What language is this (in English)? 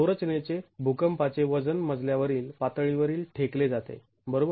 Marathi